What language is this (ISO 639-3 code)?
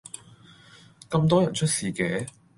yue